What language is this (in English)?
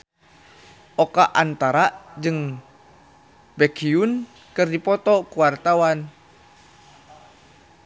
Sundanese